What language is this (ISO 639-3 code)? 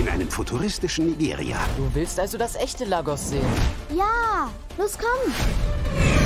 deu